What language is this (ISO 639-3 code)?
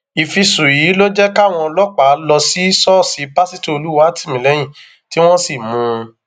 yor